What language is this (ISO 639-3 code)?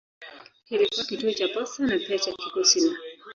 swa